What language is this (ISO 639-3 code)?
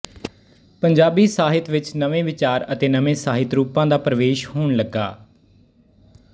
pan